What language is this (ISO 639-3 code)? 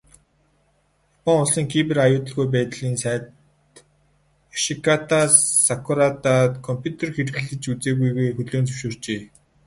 mon